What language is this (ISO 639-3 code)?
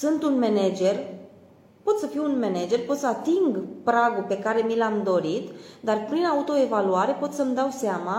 ron